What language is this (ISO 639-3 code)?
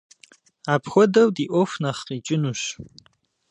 kbd